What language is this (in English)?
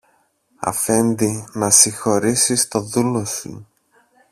Greek